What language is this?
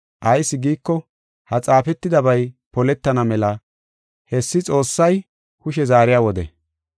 Gofa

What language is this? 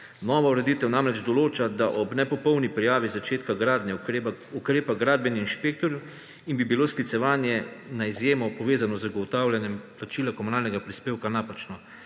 Slovenian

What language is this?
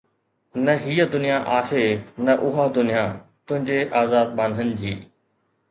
Sindhi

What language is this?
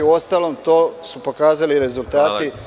Serbian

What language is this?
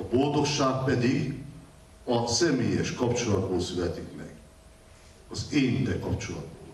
Hungarian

